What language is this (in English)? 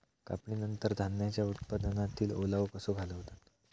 Marathi